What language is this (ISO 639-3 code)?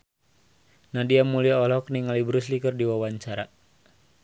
sun